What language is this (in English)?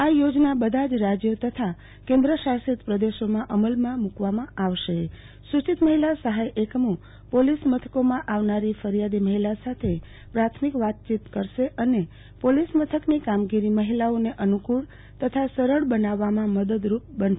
Gujarati